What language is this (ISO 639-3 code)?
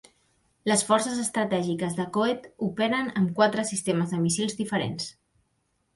cat